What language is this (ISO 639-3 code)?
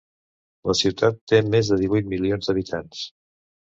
cat